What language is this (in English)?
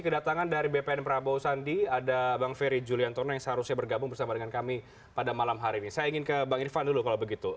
Indonesian